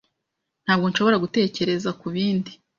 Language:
Kinyarwanda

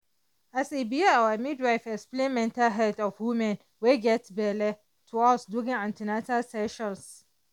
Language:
Nigerian Pidgin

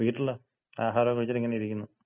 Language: Malayalam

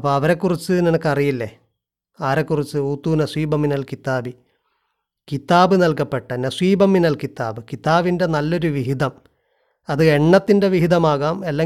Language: Malayalam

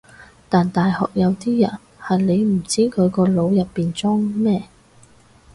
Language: Cantonese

